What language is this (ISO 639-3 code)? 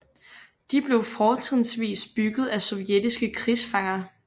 dan